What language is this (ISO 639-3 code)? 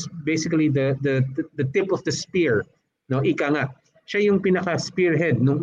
fil